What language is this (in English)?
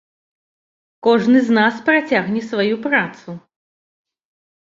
Belarusian